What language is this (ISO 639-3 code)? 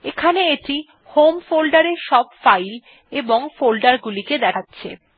ben